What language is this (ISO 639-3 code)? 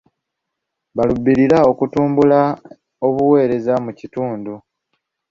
lug